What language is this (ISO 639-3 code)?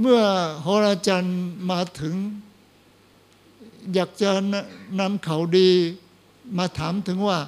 tha